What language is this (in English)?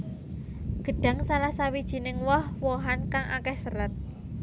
Javanese